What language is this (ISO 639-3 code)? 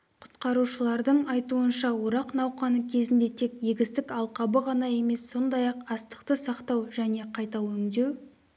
kaz